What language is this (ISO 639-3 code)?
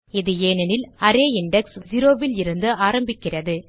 tam